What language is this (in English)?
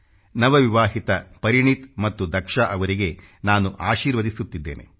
Kannada